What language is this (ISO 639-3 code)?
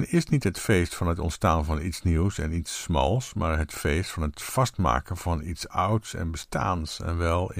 nld